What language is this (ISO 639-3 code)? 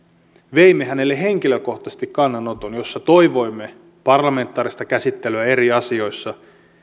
fin